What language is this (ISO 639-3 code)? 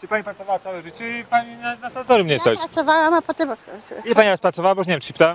pol